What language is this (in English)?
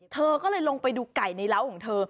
Thai